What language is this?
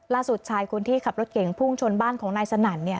Thai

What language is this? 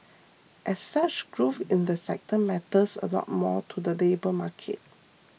English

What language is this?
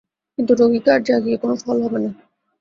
Bangla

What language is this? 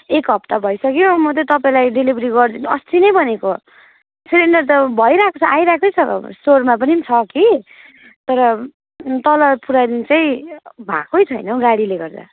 Nepali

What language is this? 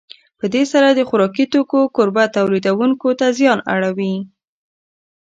Pashto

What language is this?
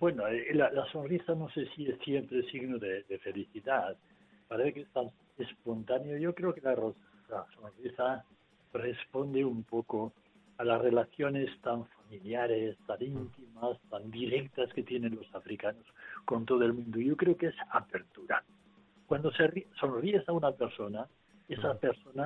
Spanish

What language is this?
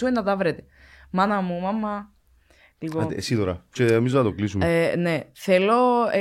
Greek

